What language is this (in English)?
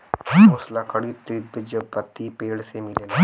Bhojpuri